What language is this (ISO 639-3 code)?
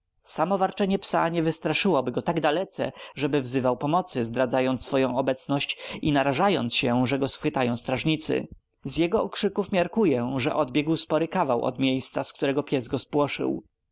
pol